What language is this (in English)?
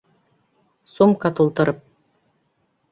Bashkir